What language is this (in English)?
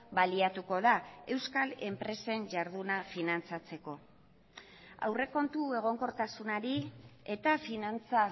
Basque